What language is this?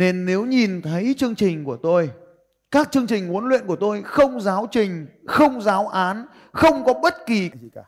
Vietnamese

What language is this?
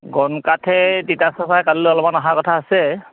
Assamese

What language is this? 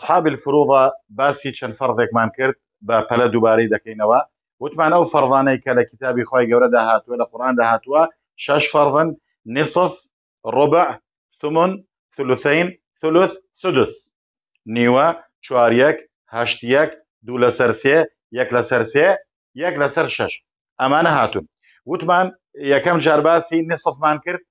Arabic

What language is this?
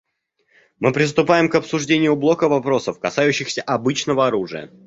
Russian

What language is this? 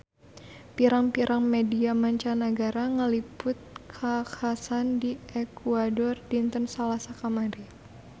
Sundanese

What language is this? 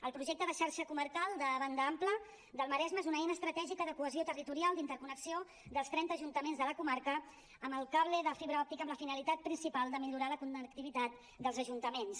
Catalan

